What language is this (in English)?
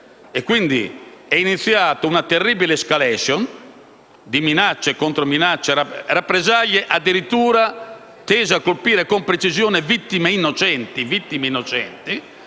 Italian